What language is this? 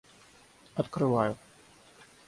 Russian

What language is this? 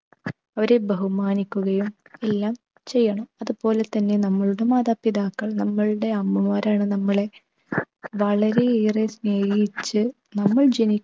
Malayalam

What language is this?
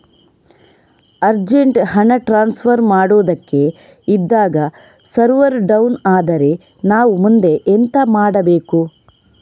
Kannada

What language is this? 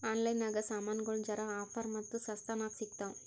Kannada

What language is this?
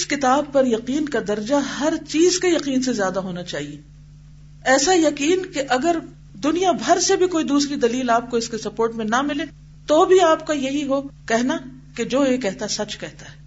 Urdu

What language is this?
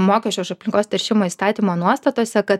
Lithuanian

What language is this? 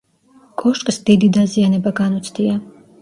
Georgian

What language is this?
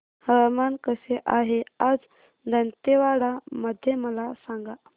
Marathi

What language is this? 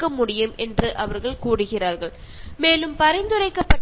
Malayalam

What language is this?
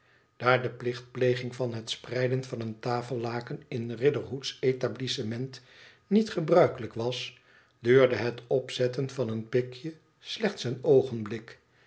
Dutch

